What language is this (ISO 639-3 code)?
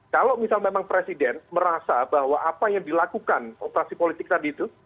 ind